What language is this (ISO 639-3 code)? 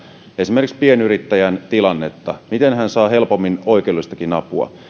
fin